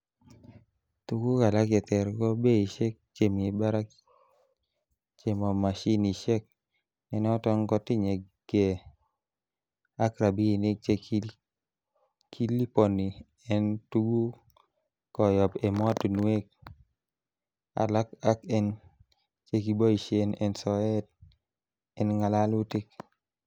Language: Kalenjin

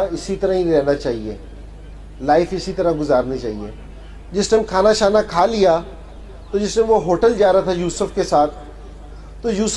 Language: Hindi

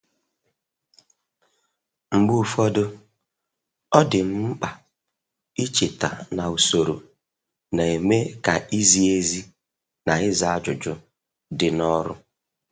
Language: Igbo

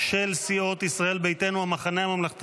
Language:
Hebrew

